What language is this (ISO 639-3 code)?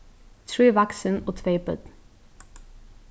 fao